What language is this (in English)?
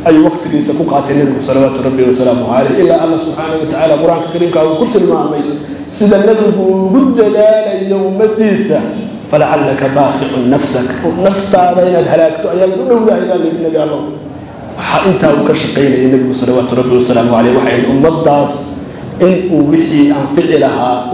Arabic